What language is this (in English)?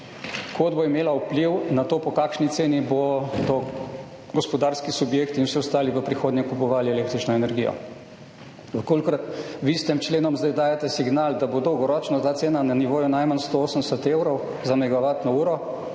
Slovenian